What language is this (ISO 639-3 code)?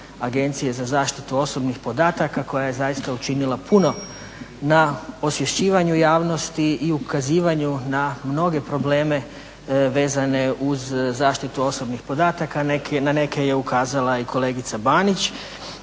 hrv